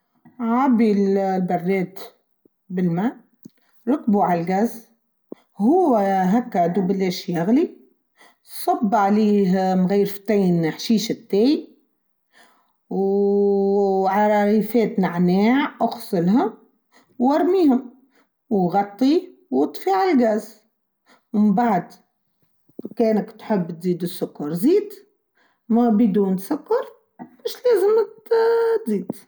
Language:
Tunisian Arabic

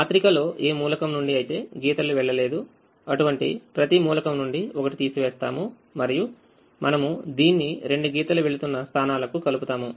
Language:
Telugu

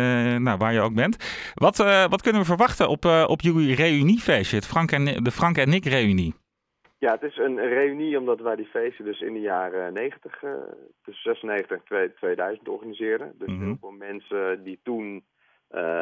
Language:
Dutch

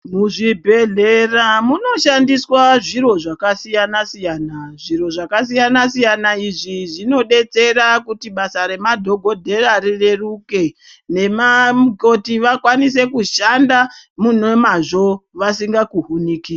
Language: Ndau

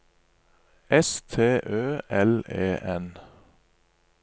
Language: Norwegian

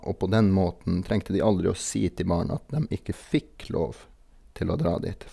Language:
Norwegian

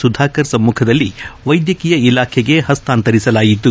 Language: Kannada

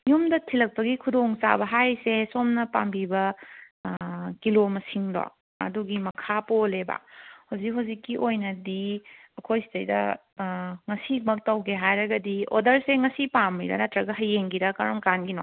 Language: Manipuri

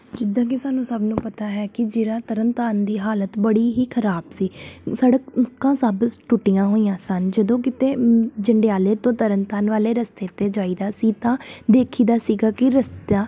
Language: Punjabi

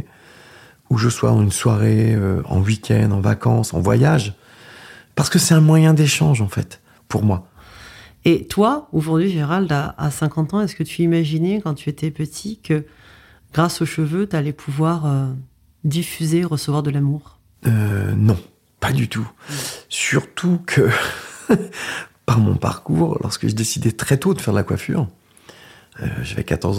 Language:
French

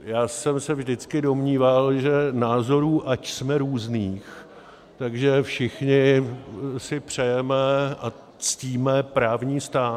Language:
Czech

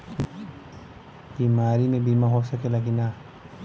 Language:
Bhojpuri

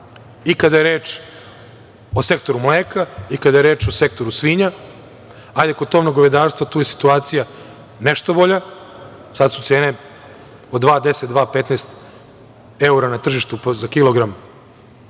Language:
Serbian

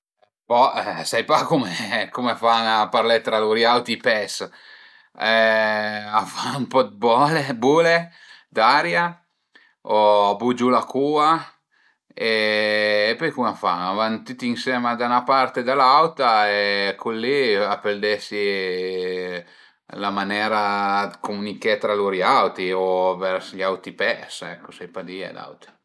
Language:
Piedmontese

